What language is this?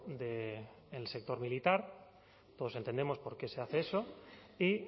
Spanish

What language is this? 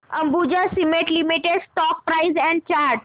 Marathi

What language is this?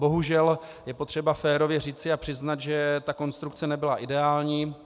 Czech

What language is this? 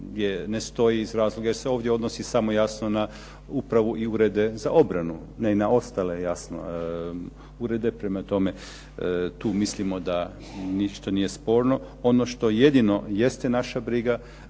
Croatian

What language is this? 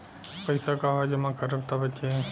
Bhojpuri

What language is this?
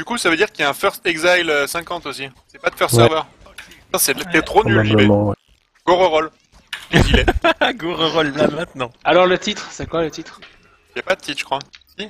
French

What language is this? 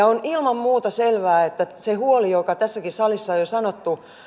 Finnish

